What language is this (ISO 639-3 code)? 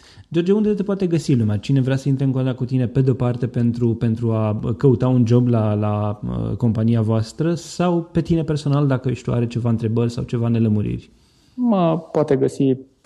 ron